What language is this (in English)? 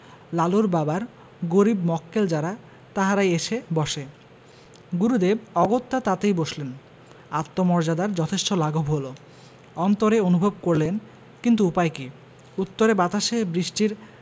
Bangla